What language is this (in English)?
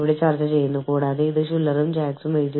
Malayalam